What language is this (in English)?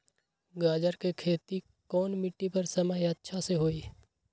Magahi